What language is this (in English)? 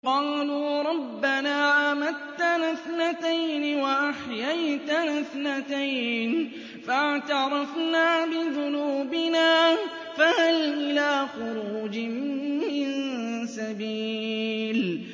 Arabic